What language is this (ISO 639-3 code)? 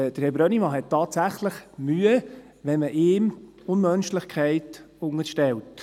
gsw